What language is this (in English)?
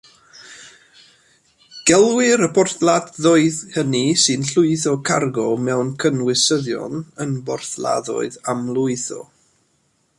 Welsh